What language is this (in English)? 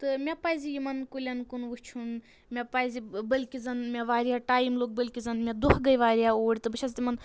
Kashmiri